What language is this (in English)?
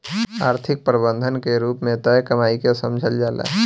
Bhojpuri